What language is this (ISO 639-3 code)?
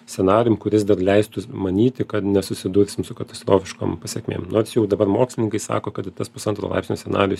lit